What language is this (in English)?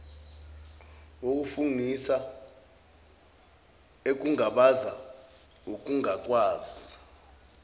Zulu